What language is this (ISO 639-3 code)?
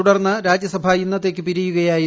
mal